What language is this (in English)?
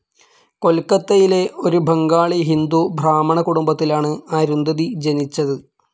Malayalam